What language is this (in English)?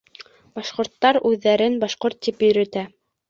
Bashkir